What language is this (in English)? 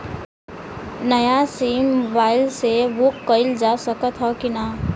Bhojpuri